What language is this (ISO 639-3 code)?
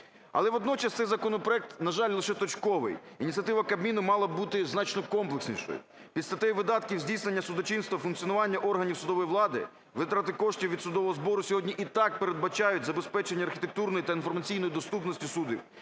ukr